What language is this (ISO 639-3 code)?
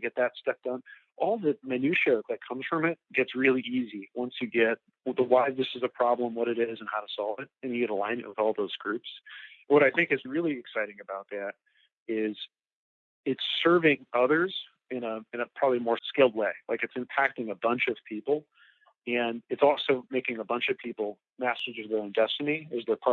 eng